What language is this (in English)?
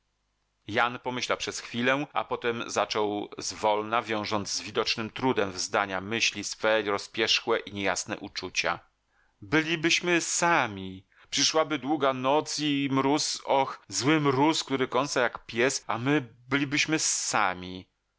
Polish